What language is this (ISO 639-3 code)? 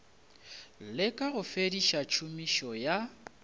nso